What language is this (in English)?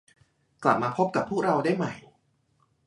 Thai